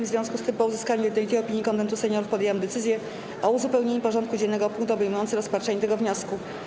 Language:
Polish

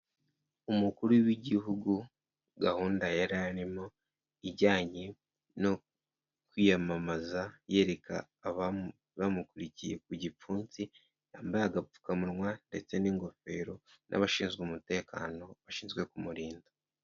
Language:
Kinyarwanda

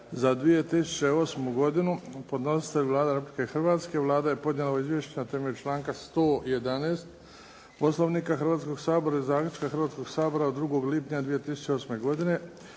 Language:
Croatian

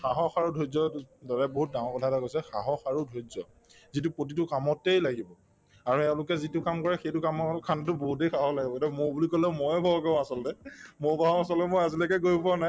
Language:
Assamese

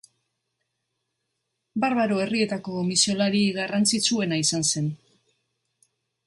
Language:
Basque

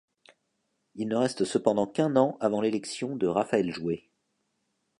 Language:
French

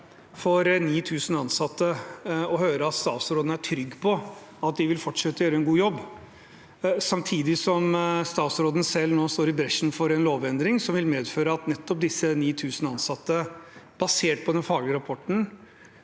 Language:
Norwegian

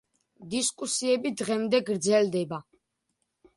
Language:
Georgian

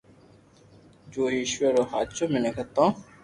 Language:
Loarki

